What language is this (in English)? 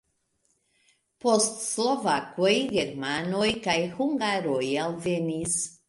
Esperanto